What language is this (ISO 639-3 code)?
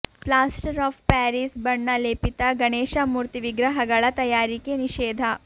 kan